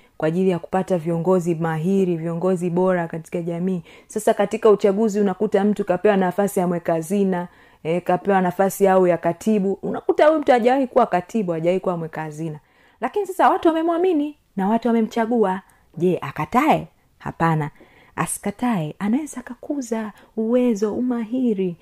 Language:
Swahili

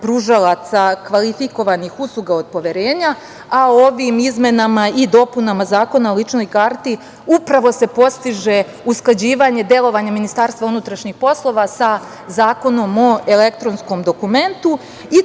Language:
Serbian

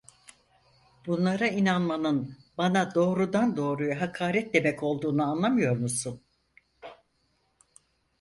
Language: Turkish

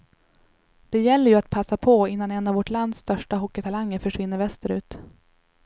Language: Swedish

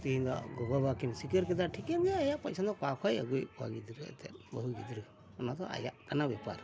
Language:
Santali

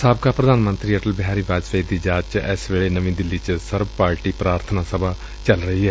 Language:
Punjabi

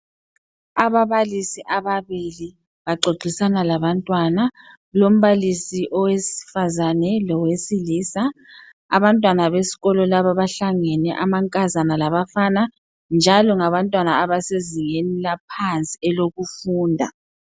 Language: North Ndebele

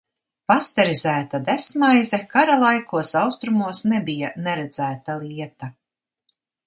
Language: Latvian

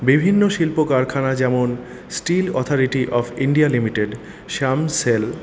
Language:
Bangla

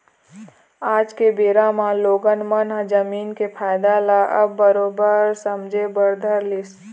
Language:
Chhattisgarhi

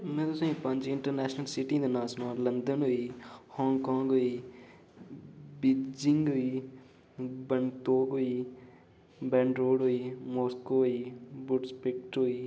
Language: Dogri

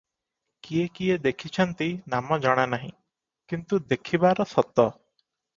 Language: Odia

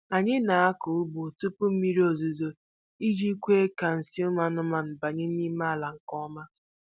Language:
Igbo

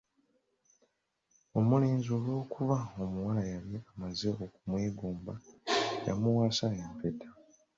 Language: Ganda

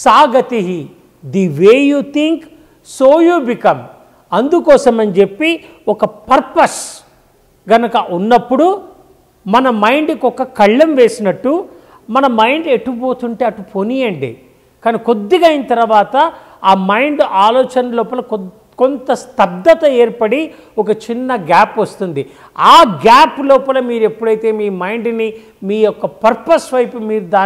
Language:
Telugu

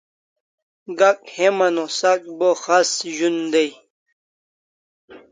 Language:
Kalasha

